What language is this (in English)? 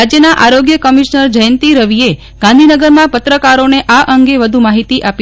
Gujarati